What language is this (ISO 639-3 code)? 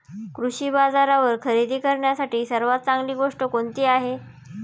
mar